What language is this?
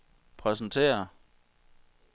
Danish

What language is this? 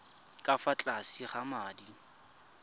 Tswana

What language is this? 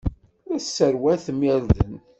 Kabyle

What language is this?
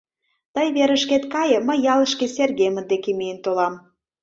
Mari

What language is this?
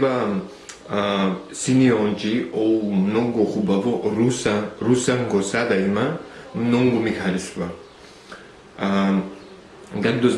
French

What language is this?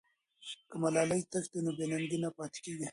Pashto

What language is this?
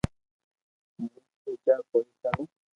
Loarki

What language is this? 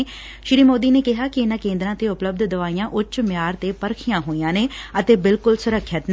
Punjabi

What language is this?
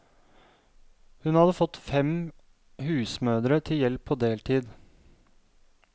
Norwegian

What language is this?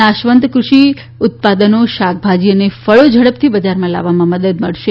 Gujarati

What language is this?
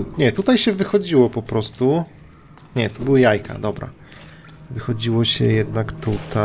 Polish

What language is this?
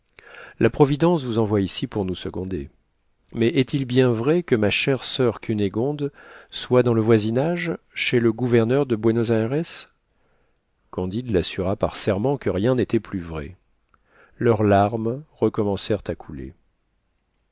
French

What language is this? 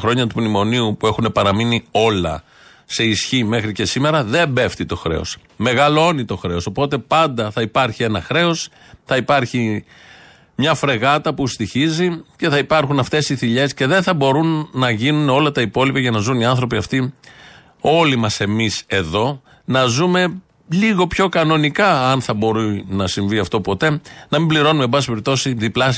Greek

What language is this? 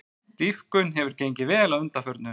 Icelandic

